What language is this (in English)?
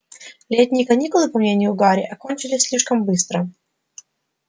Russian